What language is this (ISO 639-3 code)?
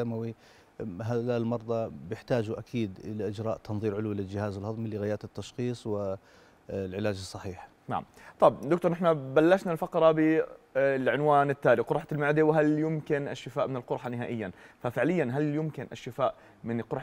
ara